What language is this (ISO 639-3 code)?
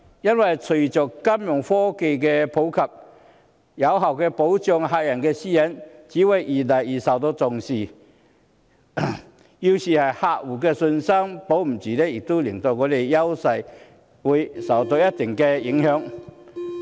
yue